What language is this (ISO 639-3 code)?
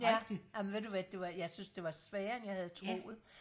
dan